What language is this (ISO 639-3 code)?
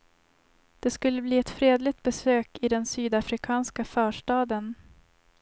swe